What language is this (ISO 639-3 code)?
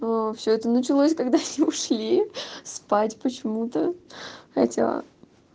rus